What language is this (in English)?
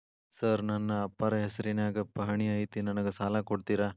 Kannada